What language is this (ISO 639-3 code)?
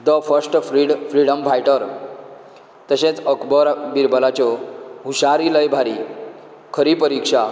kok